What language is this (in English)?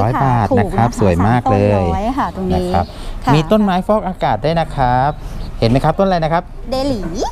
Thai